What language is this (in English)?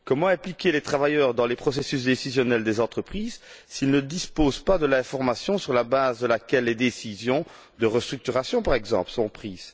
French